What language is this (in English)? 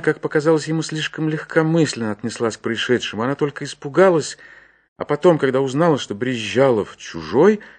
Russian